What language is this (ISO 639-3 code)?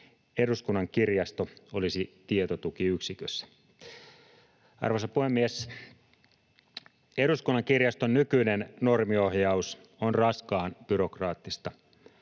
fin